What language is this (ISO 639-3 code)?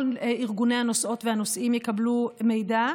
heb